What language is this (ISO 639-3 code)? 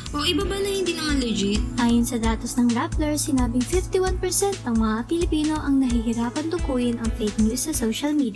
fil